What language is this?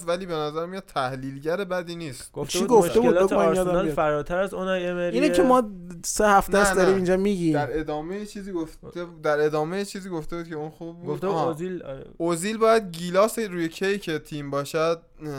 Persian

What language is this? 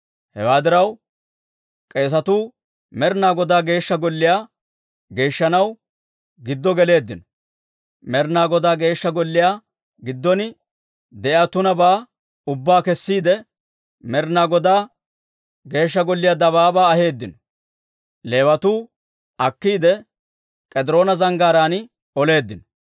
Dawro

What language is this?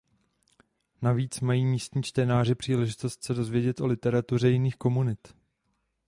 Czech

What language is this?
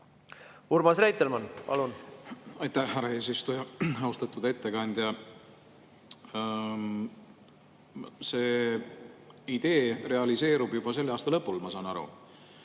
Estonian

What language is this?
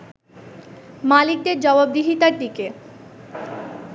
Bangla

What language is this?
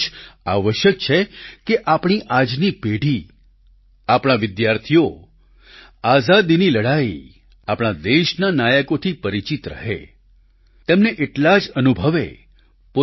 Gujarati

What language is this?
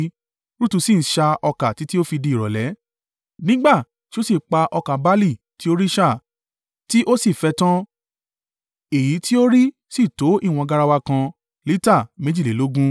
Yoruba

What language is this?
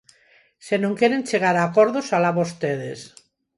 Galician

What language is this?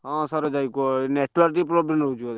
Odia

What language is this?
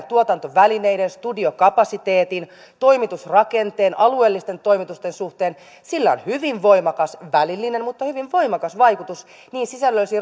Finnish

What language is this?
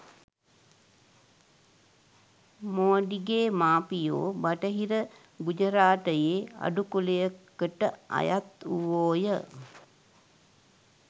Sinhala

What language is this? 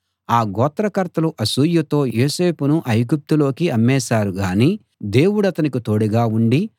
Telugu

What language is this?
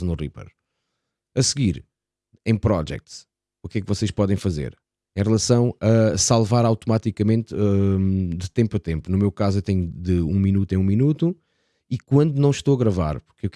Portuguese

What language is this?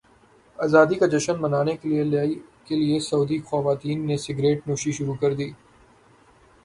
Urdu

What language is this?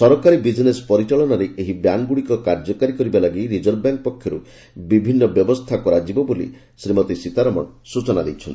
Odia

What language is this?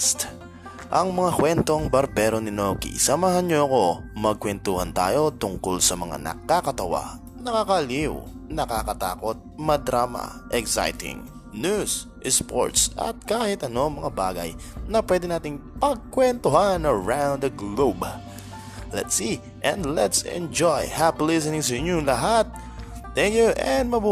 Filipino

